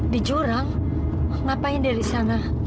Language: Indonesian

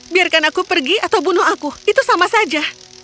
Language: Indonesian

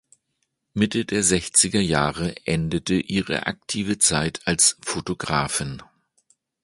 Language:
German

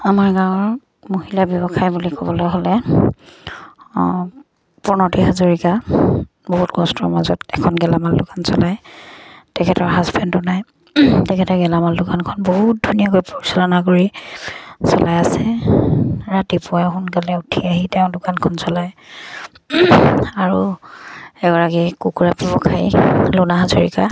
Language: Assamese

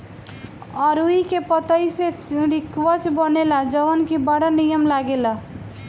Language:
Bhojpuri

